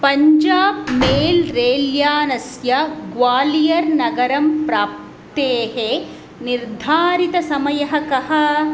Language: Sanskrit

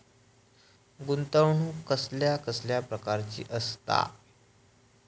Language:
Marathi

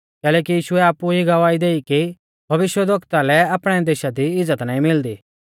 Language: Mahasu Pahari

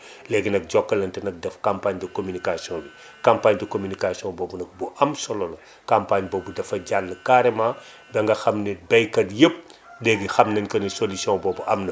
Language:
Wolof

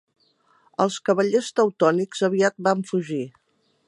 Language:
Catalan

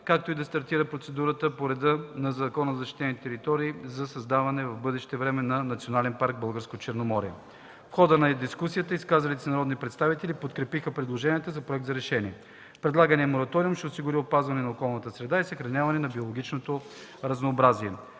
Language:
Bulgarian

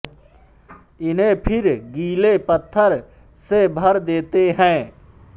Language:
Hindi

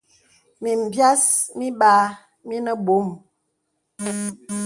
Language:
Bebele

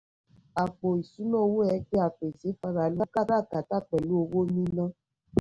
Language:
Yoruba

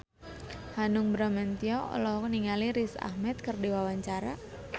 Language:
Sundanese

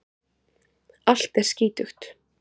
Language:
Icelandic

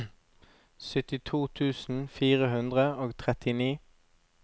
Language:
Norwegian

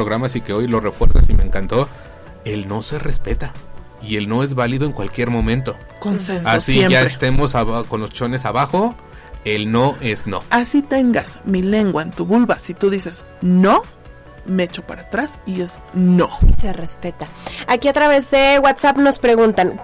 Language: Spanish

